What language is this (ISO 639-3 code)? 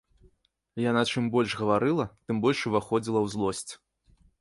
bel